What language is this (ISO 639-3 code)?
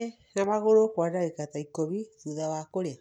kik